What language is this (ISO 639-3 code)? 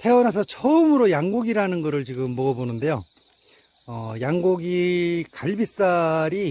kor